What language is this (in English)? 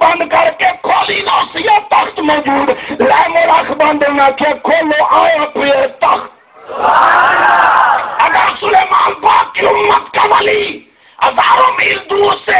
Hindi